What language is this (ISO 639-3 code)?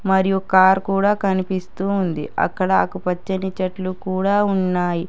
tel